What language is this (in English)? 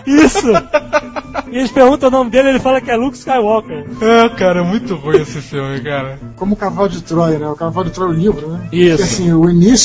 Portuguese